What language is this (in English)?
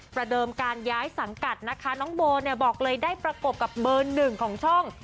Thai